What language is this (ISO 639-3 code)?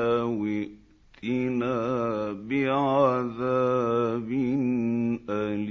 ara